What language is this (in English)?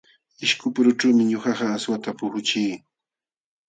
Jauja Wanca Quechua